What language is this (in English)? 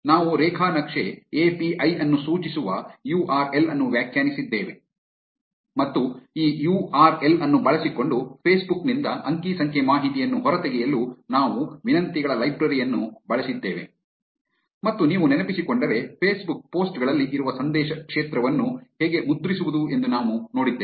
Kannada